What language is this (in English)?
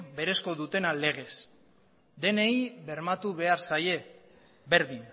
Basque